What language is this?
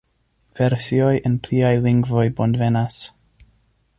Esperanto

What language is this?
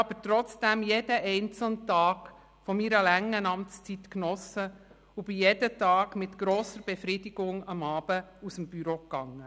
Swiss German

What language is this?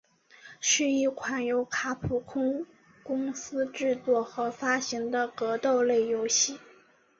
Chinese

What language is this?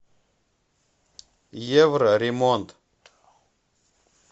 Russian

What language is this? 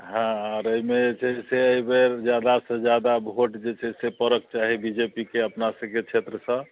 Maithili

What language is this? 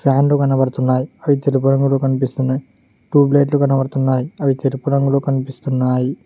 Telugu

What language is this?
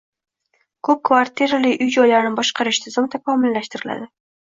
Uzbek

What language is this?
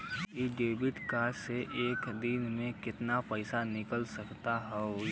Bhojpuri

